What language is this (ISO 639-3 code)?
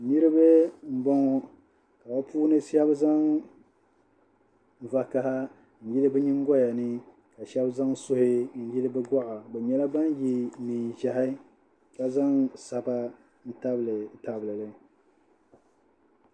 dag